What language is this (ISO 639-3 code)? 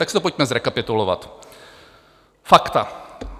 ces